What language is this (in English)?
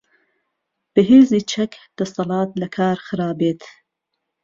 Central Kurdish